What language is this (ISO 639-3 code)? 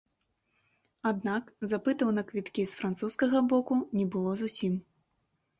bel